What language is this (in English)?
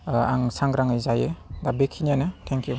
Bodo